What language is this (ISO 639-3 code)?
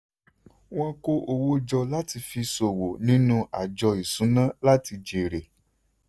yor